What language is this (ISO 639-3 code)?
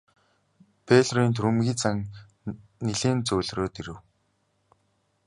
mon